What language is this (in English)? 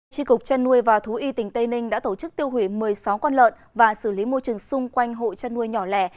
Vietnamese